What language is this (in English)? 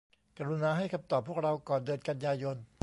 Thai